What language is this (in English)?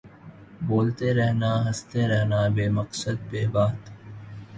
Urdu